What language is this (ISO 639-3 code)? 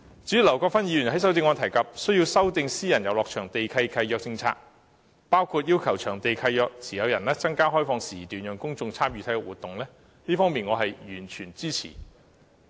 yue